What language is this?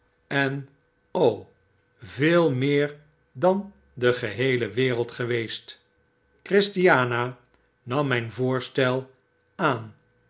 Dutch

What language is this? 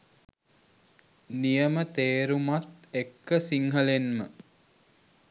Sinhala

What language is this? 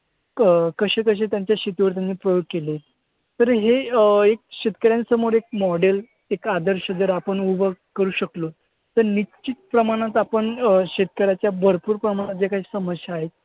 Marathi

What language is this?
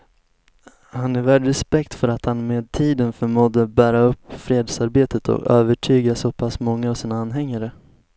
Swedish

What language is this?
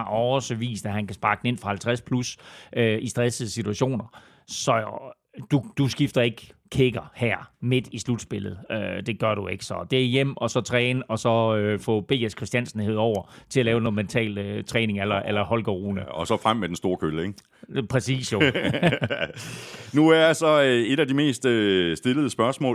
Danish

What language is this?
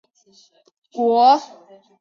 Chinese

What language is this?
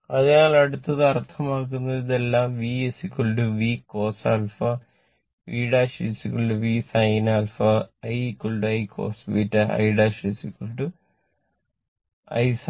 Malayalam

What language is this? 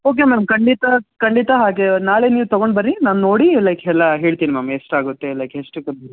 Kannada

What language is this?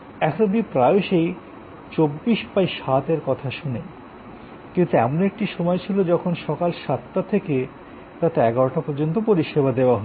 Bangla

